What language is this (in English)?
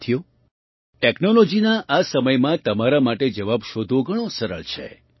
Gujarati